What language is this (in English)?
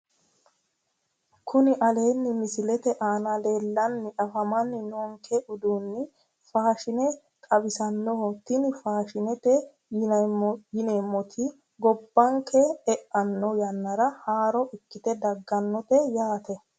Sidamo